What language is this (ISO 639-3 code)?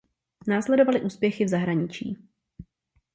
ces